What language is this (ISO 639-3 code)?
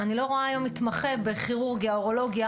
heb